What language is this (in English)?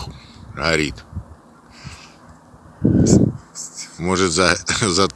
Russian